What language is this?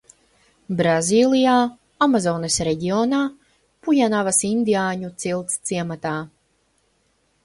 Latvian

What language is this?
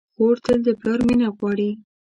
Pashto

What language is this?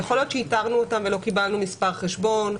Hebrew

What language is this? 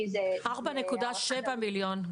Hebrew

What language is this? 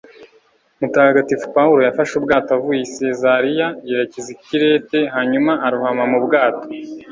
Kinyarwanda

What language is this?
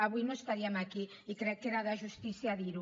Catalan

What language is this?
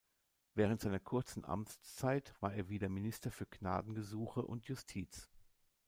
German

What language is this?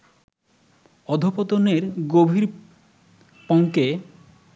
Bangla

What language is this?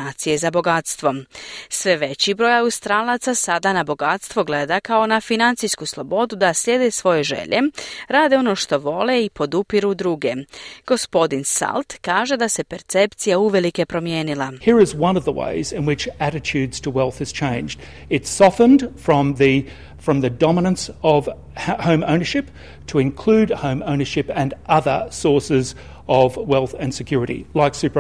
Croatian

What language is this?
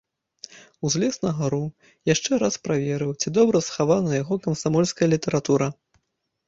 Belarusian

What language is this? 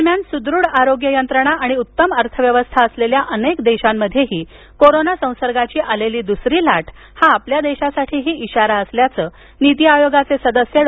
Marathi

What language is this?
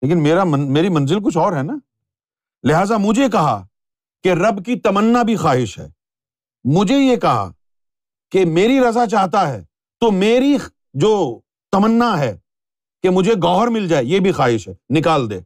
Urdu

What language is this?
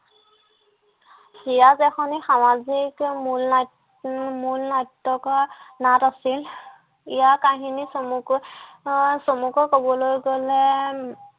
Assamese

